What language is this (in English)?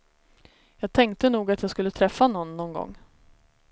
Swedish